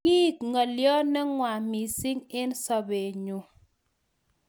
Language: Kalenjin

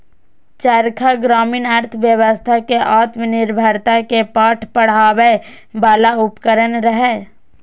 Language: Maithili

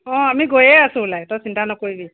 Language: Assamese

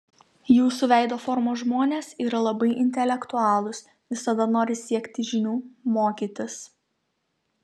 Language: Lithuanian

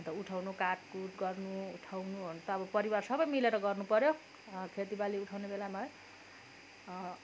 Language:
Nepali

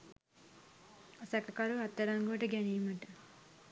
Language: Sinhala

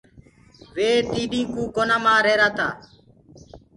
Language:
Gurgula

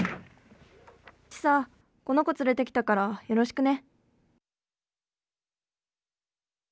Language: Japanese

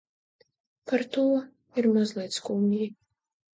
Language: Latvian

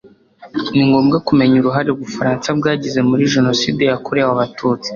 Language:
Kinyarwanda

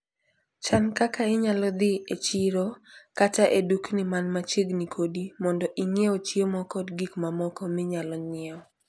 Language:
Luo (Kenya and Tanzania)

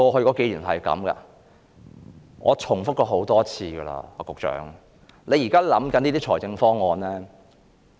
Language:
Cantonese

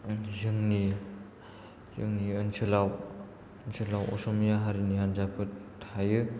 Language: Bodo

